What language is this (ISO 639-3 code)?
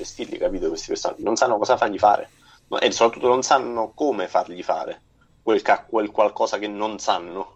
ita